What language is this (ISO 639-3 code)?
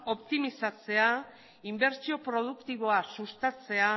eus